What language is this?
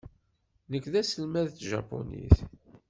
Kabyle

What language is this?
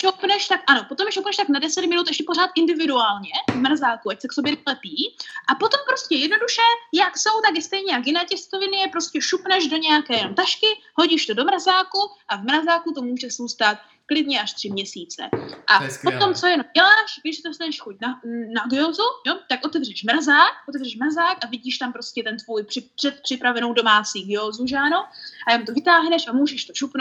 Czech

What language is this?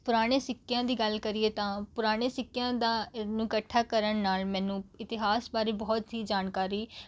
Punjabi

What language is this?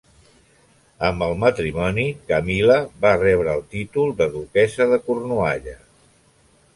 Catalan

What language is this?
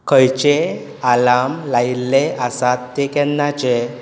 Konkani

